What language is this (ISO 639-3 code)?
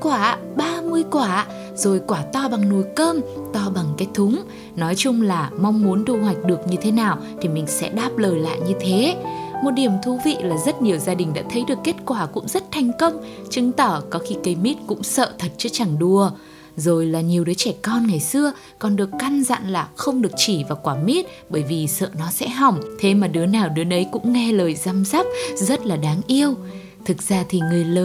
vie